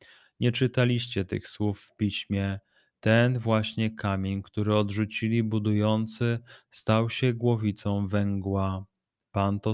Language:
Polish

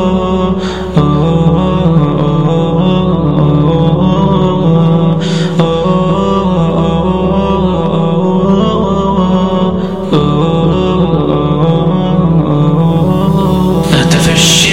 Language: Arabic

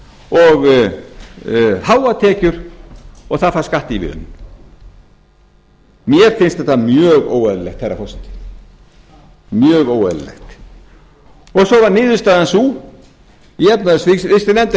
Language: Icelandic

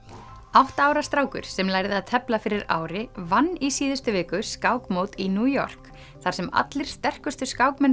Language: Icelandic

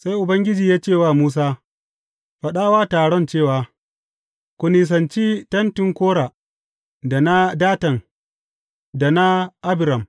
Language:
Hausa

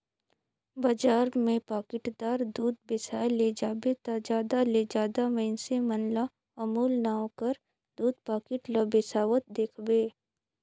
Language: Chhattisgarhi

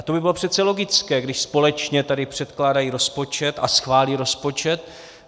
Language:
Czech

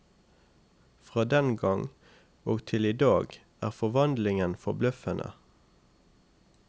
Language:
Norwegian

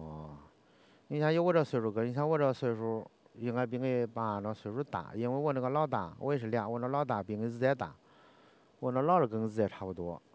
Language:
Chinese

